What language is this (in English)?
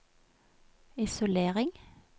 Norwegian